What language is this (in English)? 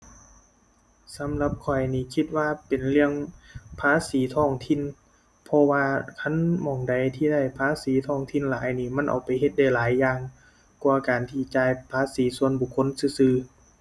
Thai